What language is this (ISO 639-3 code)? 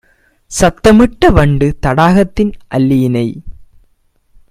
tam